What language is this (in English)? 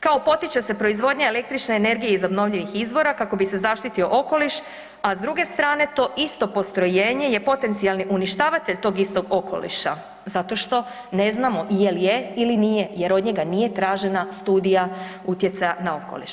Croatian